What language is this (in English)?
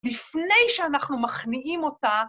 Hebrew